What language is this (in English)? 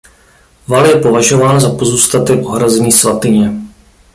Czech